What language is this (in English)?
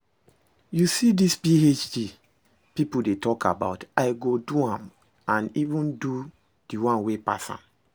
Nigerian Pidgin